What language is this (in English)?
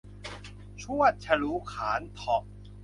Thai